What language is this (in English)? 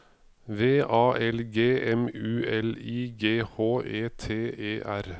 Norwegian